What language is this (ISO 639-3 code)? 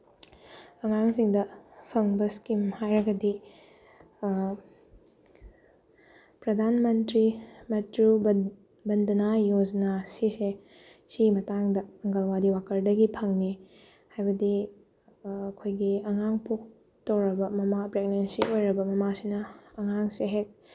mni